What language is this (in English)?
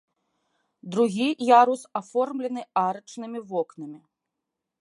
Belarusian